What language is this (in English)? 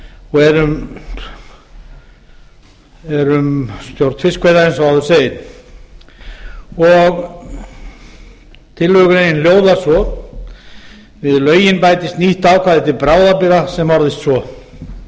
Icelandic